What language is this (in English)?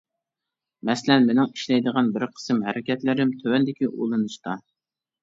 Uyghur